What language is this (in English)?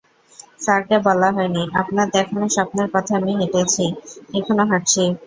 Bangla